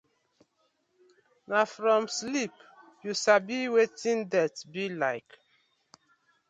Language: Nigerian Pidgin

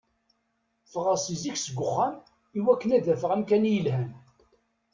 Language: Kabyle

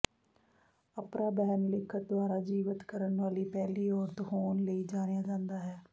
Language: Punjabi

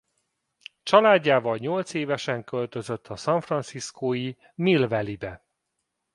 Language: Hungarian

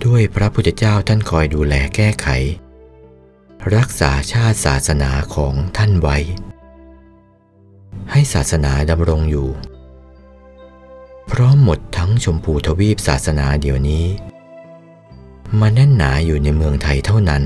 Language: Thai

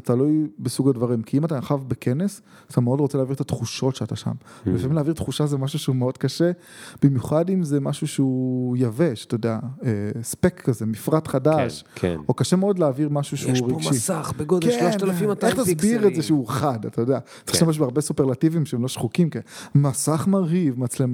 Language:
Hebrew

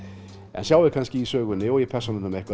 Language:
Icelandic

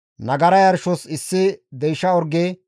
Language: Gamo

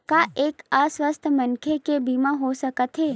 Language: Chhattisgarhi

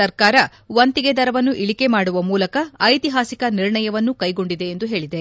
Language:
Kannada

